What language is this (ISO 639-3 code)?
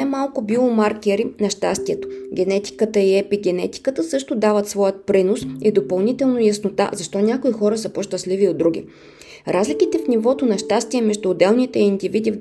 bul